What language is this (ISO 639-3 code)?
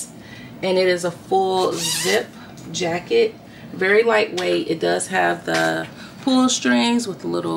eng